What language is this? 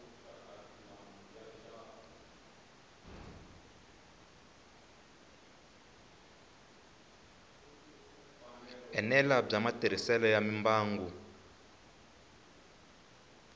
Tsonga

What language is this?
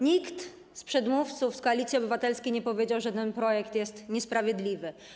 Polish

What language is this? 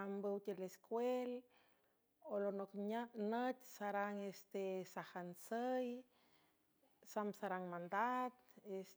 San Francisco Del Mar Huave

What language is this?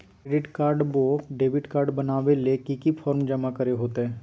Magahi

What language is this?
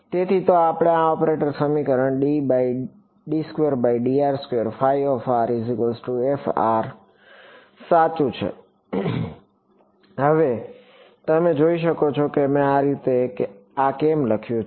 Gujarati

